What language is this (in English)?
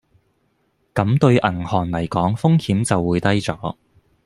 Cantonese